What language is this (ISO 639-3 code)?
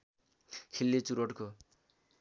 nep